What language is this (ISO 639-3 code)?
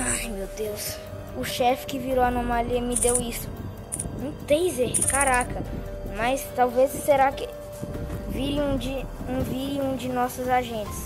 por